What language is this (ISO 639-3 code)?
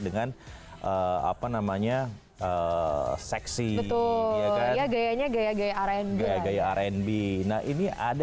ind